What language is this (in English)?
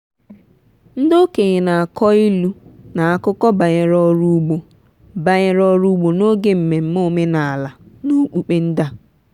Igbo